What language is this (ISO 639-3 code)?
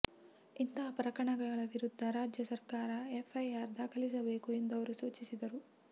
kan